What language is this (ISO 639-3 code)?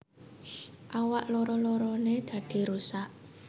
jav